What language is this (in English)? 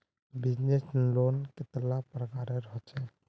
Magahi